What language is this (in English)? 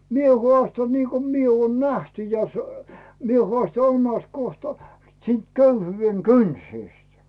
Finnish